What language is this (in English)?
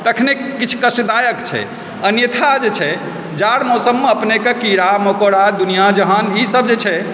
Maithili